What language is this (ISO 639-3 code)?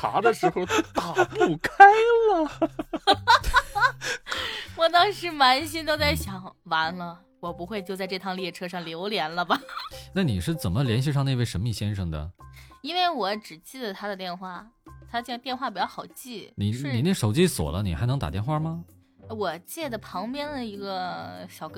zho